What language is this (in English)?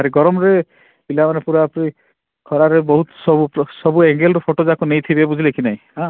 Odia